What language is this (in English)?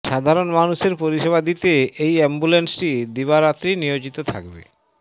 Bangla